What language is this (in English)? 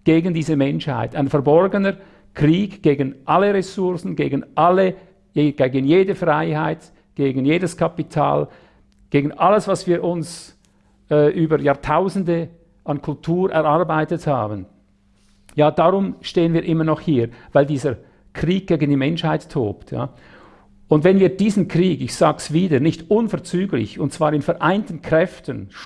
German